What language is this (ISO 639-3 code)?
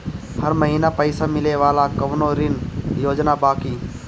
bho